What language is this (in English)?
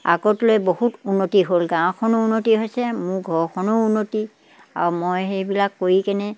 Assamese